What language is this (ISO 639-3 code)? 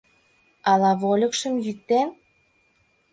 chm